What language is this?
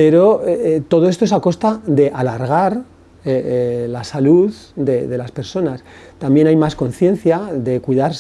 Spanish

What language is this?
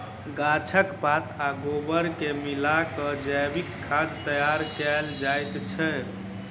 Maithili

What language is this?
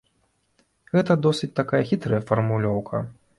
Belarusian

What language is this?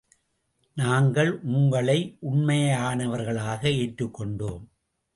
Tamil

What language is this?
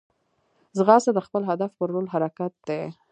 Pashto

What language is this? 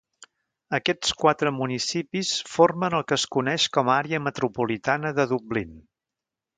Catalan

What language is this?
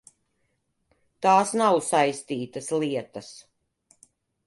Latvian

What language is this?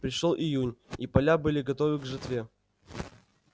Russian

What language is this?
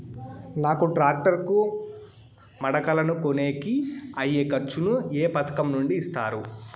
Telugu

